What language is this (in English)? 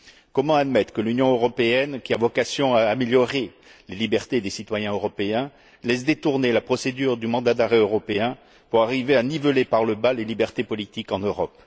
French